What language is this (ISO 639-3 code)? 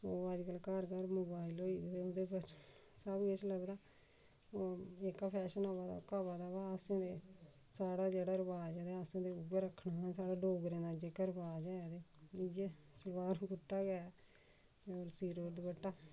doi